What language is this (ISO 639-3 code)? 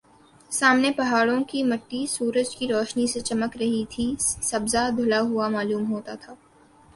urd